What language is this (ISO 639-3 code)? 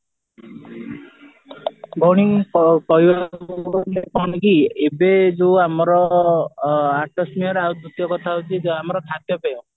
ori